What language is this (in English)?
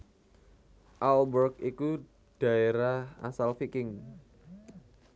Javanese